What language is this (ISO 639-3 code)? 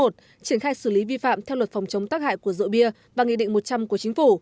vie